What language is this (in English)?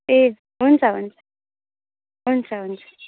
Nepali